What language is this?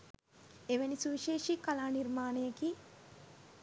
Sinhala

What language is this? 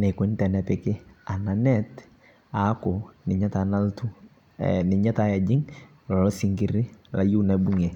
Masai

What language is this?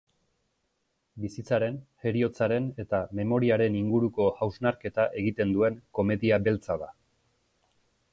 Basque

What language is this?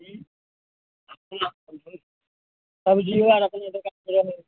Maithili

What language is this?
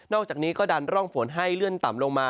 Thai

